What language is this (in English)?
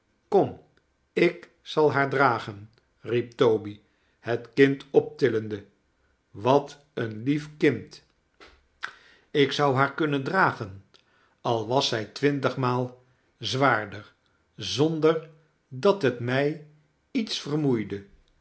Dutch